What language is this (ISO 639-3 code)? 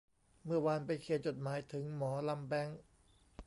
tha